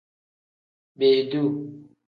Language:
Tem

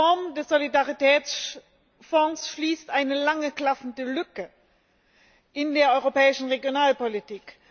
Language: German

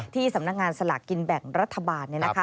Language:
Thai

